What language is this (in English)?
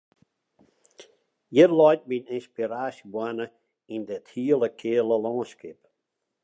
Western Frisian